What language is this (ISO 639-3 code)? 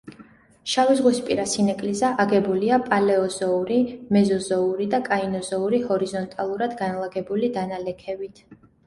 kat